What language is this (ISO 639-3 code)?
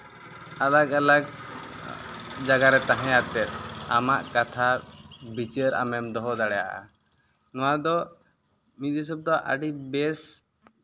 sat